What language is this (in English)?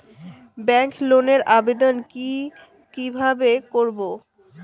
Bangla